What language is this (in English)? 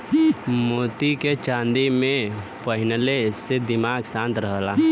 Bhojpuri